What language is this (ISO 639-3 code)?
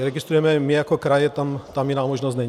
ces